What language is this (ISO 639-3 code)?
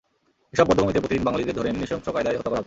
ben